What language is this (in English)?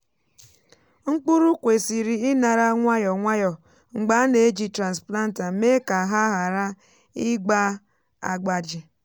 Igbo